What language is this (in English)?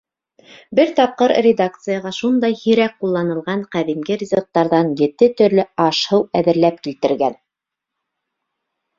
Bashkir